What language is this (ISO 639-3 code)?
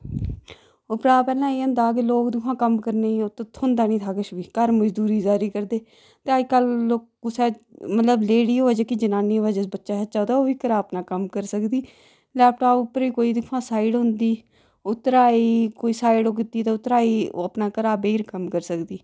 doi